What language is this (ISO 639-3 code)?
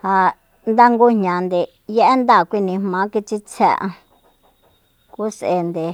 vmp